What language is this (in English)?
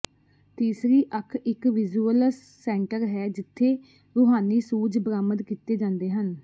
Punjabi